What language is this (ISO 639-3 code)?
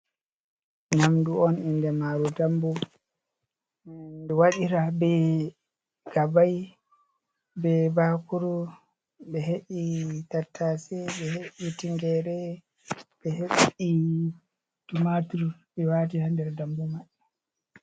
ful